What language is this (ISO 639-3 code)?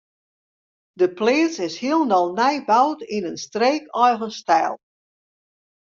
fry